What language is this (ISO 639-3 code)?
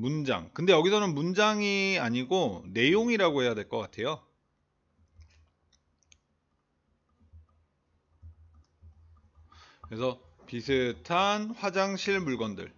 kor